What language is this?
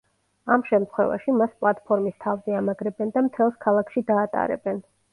Georgian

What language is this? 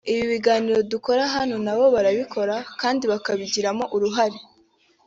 Kinyarwanda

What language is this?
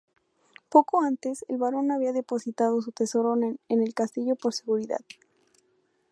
Spanish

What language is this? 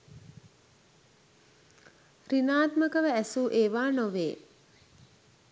Sinhala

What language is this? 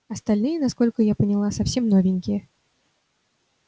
Russian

